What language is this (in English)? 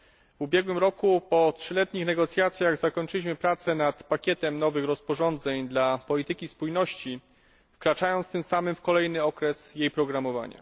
Polish